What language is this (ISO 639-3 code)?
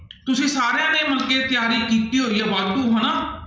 pan